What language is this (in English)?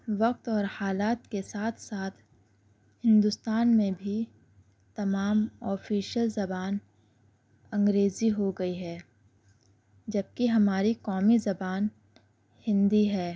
Urdu